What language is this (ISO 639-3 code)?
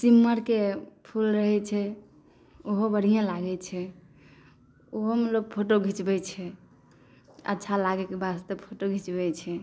mai